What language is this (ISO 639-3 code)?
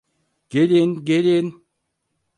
tur